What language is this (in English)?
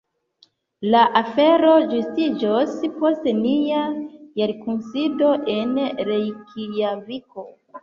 Esperanto